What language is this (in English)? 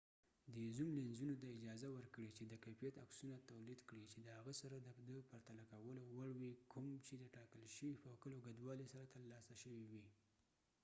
Pashto